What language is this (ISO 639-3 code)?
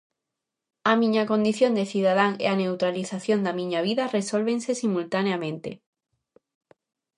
glg